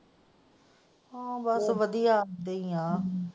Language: Punjabi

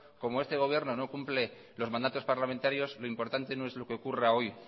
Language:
Spanish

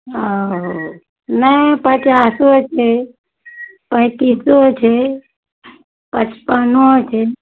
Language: Maithili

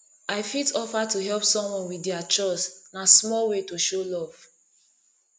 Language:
Nigerian Pidgin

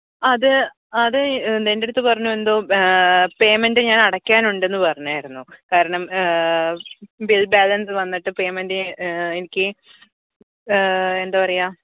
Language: Malayalam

